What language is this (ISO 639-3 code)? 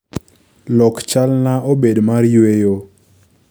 luo